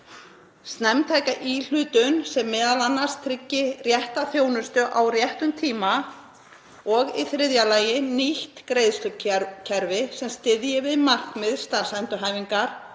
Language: Icelandic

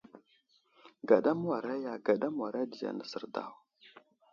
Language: Wuzlam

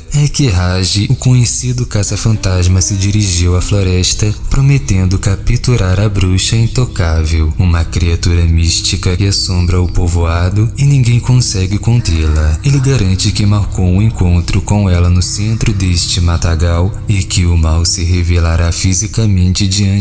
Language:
Portuguese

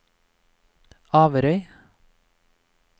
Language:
Norwegian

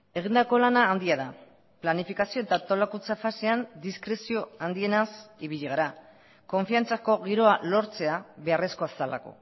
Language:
Basque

